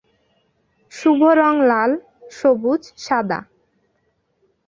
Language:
Bangla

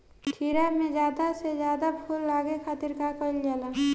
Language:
Bhojpuri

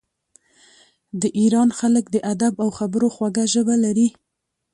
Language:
Pashto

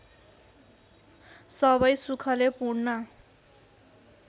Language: Nepali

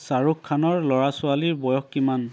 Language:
Assamese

